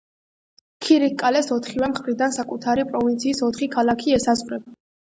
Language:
Georgian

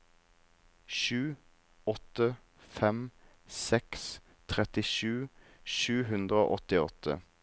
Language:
Norwegian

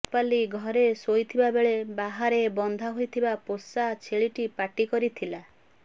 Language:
Odia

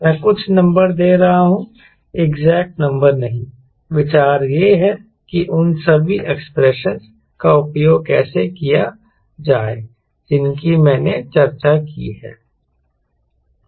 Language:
Hindi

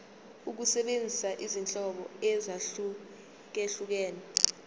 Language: Zulu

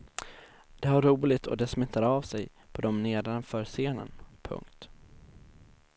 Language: Swedish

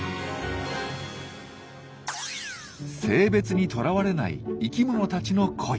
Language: Japanese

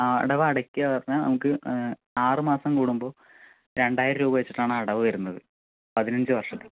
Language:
Malayalam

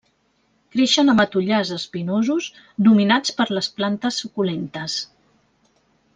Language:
Catalan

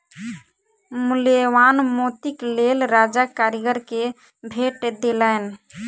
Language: Maithili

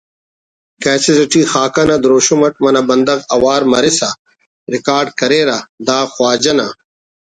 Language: Brahui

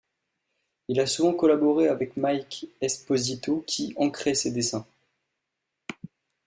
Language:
French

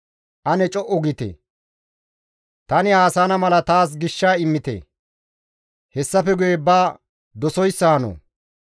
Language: Gamo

